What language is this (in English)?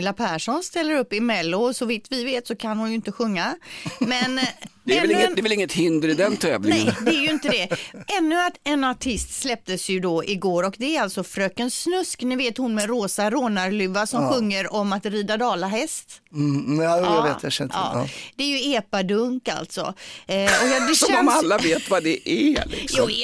Swedish